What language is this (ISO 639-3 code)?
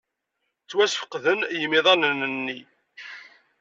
kab